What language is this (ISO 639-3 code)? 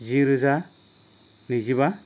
brx